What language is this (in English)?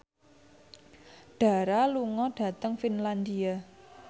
Javanese